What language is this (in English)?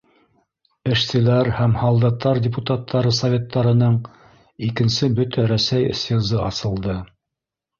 Bashkir